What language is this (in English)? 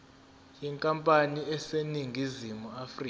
Zulu